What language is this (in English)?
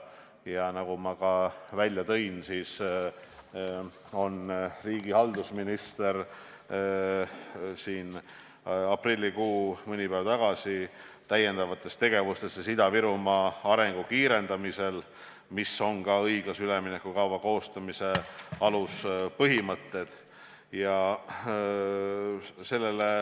Estonian